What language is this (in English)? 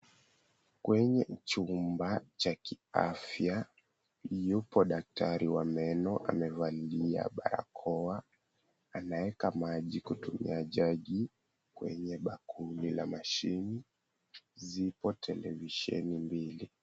Swahili